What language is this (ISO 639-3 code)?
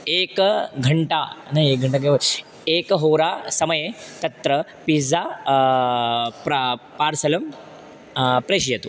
san